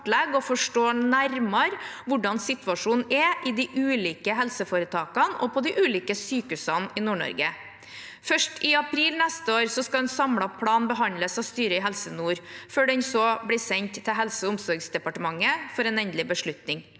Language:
Norwegian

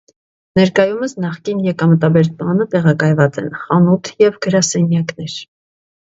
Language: Armenian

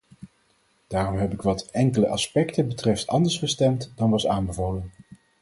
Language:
Dutch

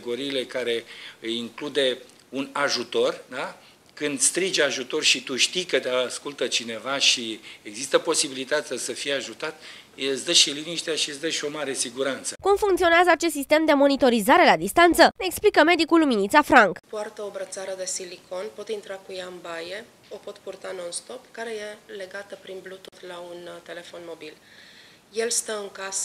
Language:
Romanian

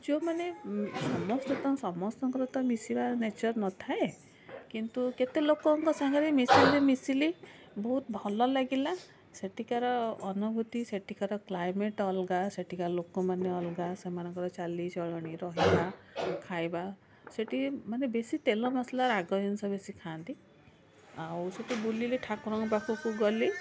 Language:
Odia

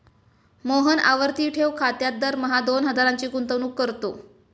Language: Marathi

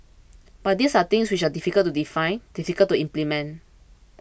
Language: English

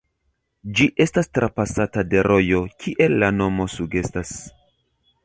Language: Esperanto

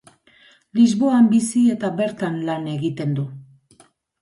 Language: Basque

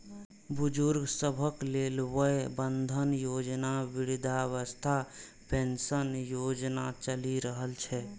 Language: Maithili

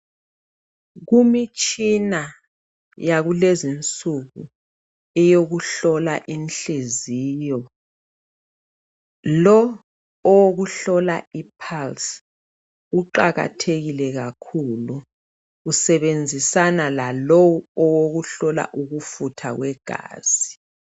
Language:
North Ndebele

